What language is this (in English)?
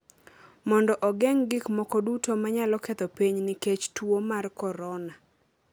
Luo (Kenya and Tanzania)